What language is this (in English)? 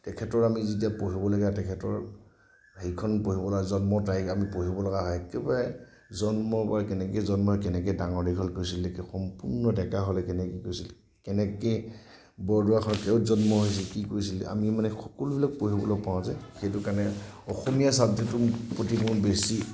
Assamese